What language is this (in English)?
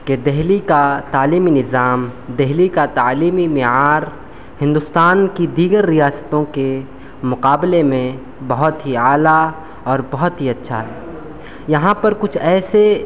Urdu